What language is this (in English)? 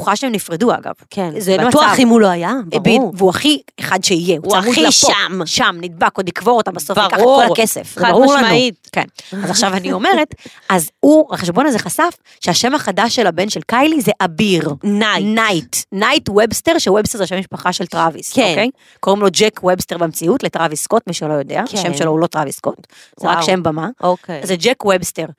Hebrew